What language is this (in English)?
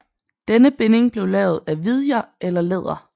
Danish